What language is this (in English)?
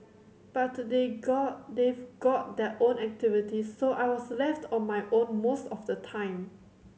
English